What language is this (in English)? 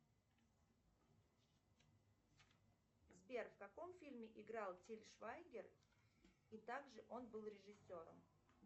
Russian